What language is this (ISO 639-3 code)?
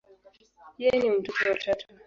swa